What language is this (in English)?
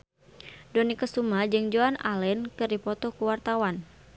Sundanese